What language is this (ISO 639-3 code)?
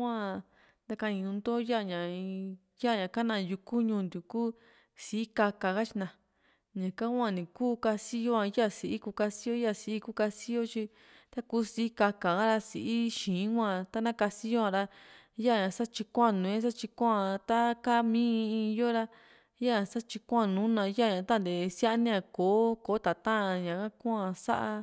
vmc